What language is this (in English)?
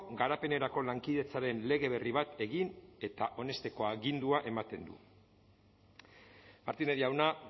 Basque